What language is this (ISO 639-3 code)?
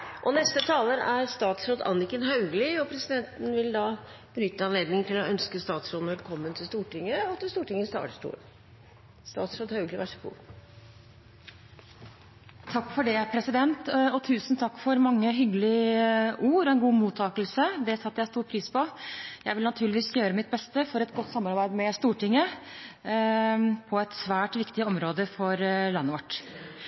nob